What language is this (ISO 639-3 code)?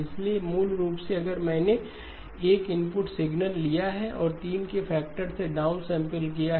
hin